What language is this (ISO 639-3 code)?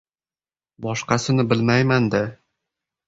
uzb